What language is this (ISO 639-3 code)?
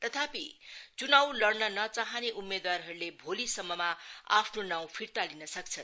nep